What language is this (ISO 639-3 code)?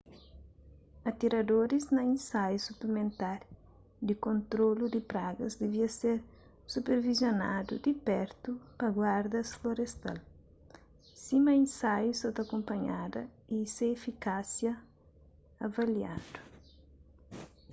kea